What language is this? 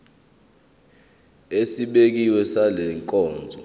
Zulu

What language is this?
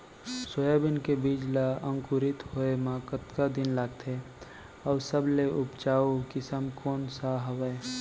Chhattisgarhi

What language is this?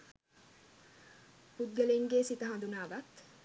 Sinhala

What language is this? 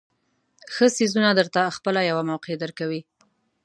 Pashto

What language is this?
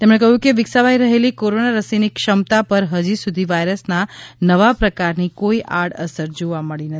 Gujarati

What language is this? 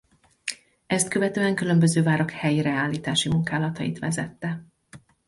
Hungarian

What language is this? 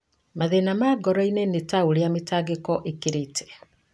Kikuyu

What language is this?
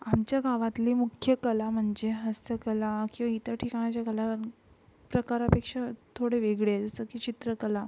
Marathi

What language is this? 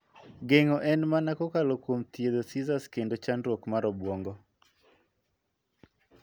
Luo (Kenya and Tanzania)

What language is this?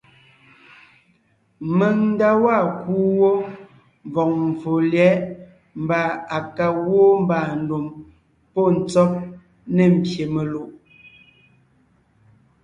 Ngiemboon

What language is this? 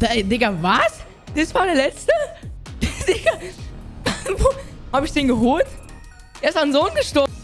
German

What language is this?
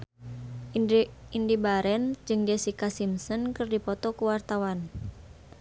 Sundanese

